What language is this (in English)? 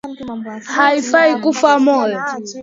Swahili